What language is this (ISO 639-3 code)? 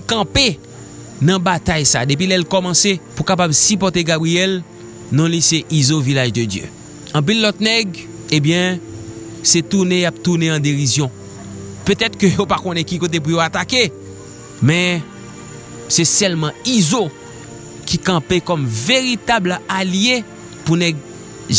fra